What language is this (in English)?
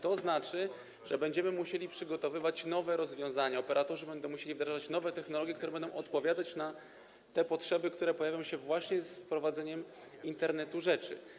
Polish